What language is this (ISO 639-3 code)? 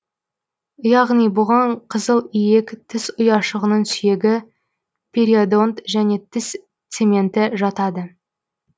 kaz